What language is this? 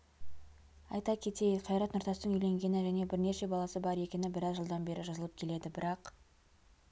Kazakh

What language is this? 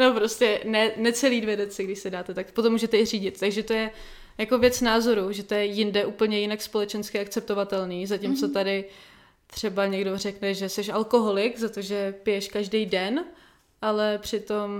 Czech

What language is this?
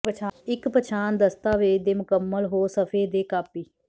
Punjabi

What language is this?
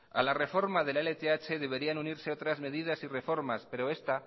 Spanish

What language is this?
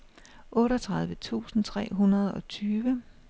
Danish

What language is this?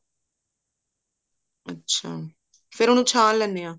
Punjabi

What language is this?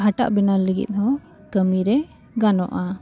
Santali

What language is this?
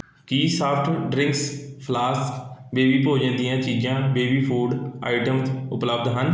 Punjabi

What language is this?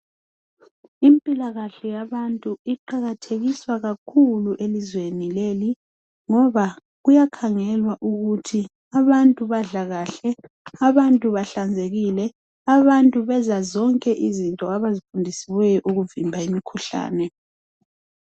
North Ndebele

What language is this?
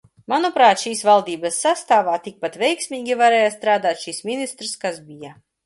Latvian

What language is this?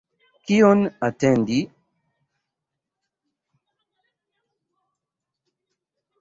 Esperanto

